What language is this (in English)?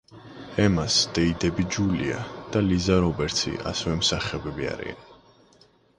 Georgian